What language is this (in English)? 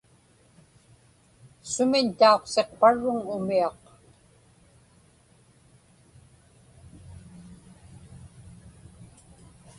Inupiaq